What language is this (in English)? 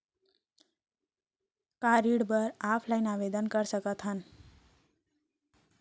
Chhattisgarhi